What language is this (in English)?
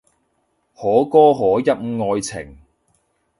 Cantonese